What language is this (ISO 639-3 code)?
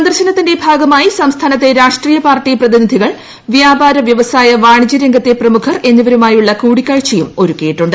mal